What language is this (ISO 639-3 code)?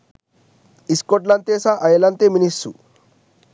sin